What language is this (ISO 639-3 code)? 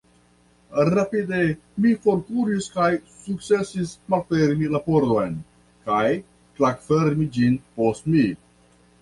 epo